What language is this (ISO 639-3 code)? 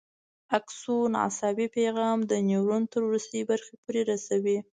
pus